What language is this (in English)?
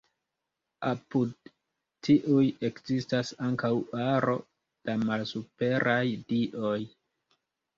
Esperanto